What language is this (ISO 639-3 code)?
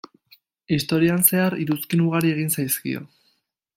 eus